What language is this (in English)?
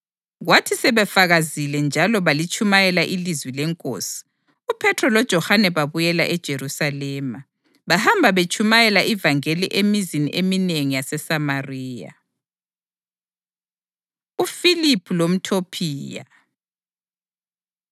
North Ndebele